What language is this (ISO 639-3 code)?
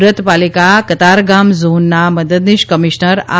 guj